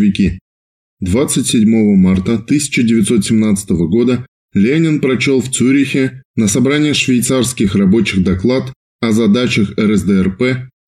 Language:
Russian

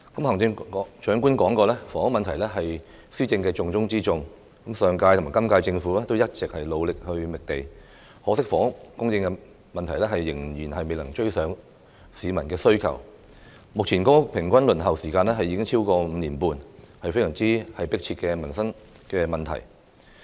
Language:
Cantonese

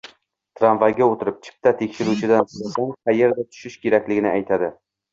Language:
Uzbek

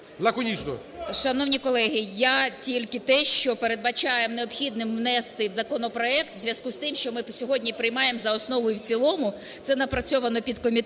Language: Ukrainian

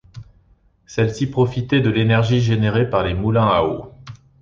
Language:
French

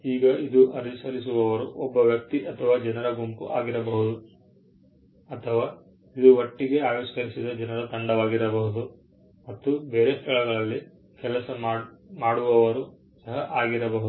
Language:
Kannada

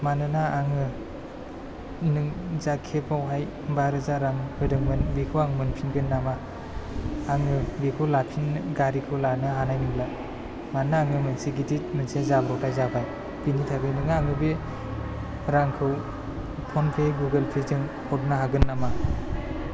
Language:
Bodo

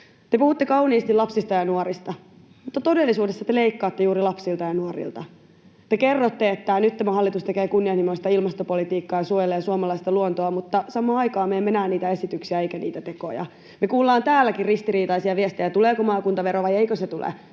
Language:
Finnish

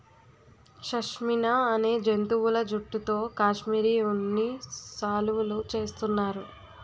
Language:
Telugu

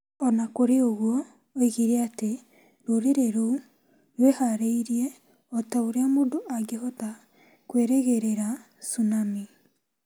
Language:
Kikuyu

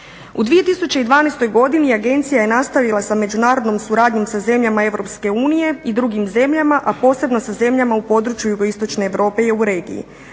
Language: Croatian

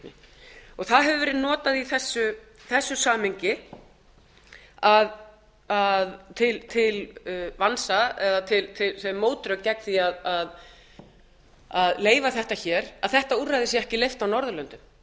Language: Icelandic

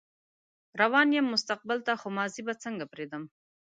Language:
Pashto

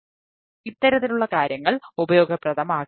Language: Malayalam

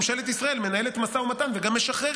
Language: Hebrew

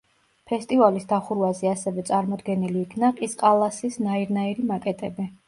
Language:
Georgian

